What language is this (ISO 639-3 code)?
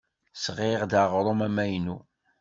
kab